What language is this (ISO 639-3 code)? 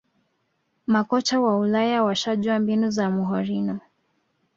swa